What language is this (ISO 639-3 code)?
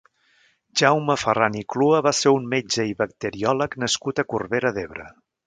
cat